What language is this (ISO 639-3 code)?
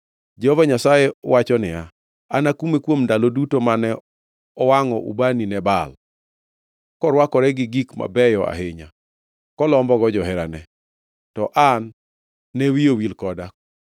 luo